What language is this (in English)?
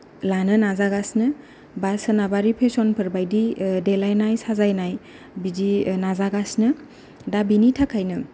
Bodo